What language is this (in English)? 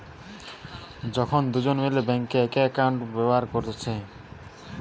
Bangla